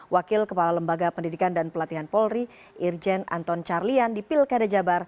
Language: Indonesian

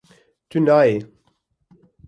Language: Kurdish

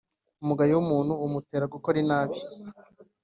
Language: Kinyarwanda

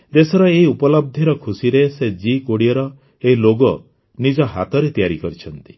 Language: Odia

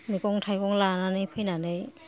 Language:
Bodo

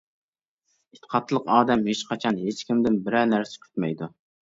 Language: Uyghur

